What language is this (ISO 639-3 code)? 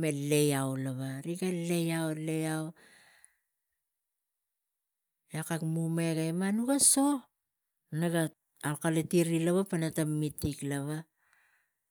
tgc